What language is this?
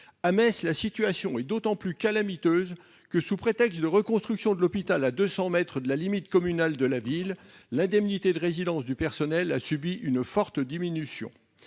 French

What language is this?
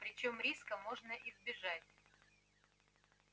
Russian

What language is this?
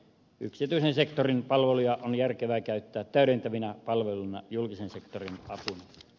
Finnish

